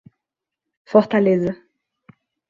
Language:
Portuguese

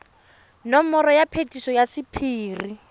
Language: Tswana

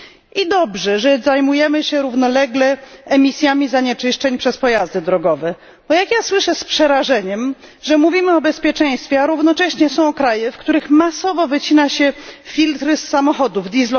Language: Polish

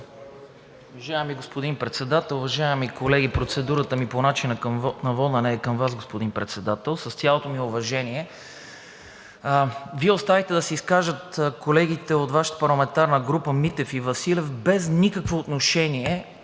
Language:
Bulgarian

